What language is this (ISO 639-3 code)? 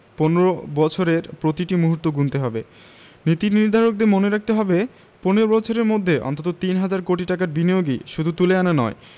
ben